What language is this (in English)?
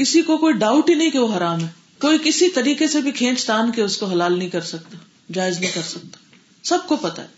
Urdu